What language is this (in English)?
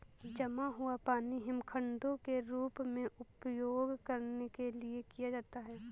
Hindi